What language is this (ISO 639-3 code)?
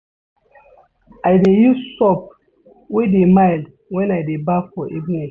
pcm